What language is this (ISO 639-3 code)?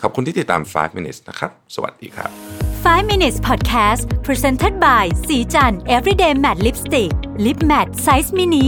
tha